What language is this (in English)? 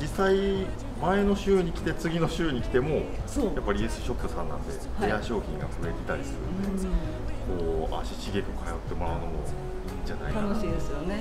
Japanese